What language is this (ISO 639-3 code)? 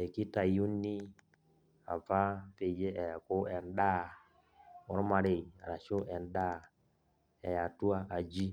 mas